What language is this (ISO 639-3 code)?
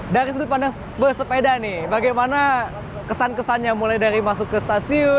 ind